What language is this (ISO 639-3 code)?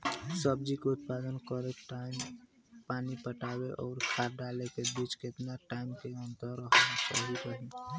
bho